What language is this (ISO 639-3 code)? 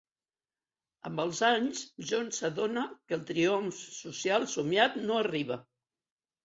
cat